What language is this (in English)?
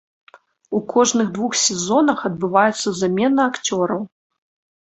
Belarusian